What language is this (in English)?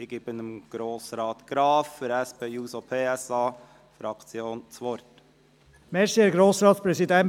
Swiss German